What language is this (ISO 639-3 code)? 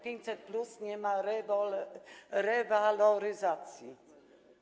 pol